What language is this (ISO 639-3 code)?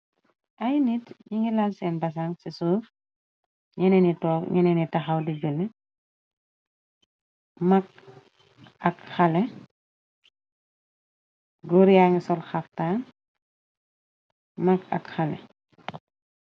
wol